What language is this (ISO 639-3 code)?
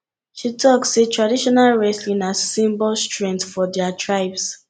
pcm